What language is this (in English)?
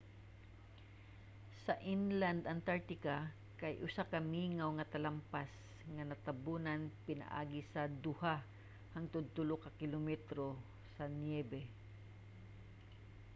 Cebuano